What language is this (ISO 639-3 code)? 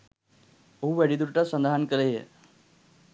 sin